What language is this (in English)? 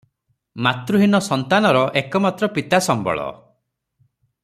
Odia